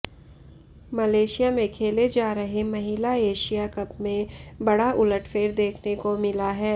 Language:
Hindi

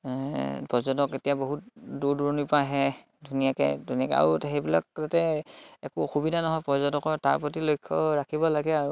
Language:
Assamese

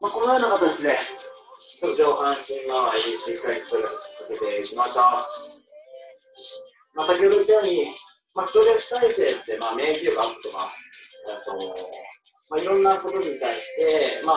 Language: Japanese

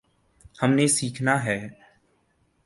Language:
Urdu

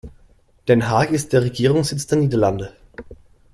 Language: German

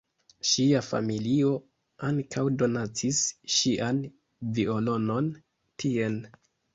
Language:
Esperanto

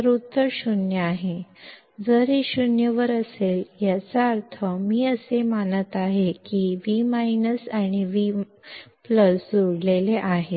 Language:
Marathi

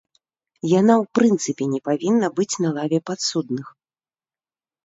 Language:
Belarusian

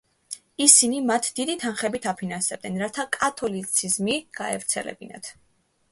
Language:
Georgian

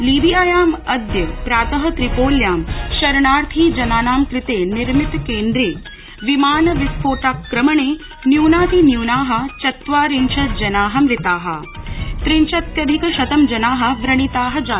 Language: Sanskrit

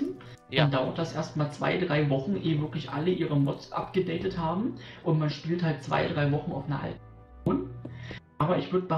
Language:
German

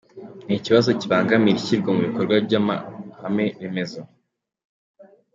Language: Kinyarwanda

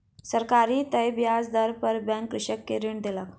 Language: Maithili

